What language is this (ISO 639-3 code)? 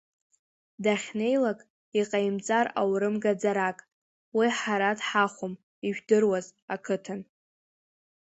abk